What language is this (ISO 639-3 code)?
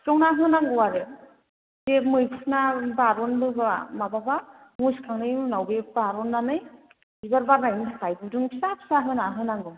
brx